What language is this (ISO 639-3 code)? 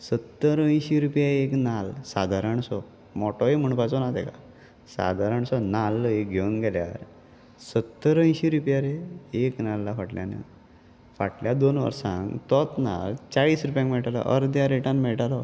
kok